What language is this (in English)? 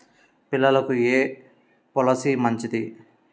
Telugu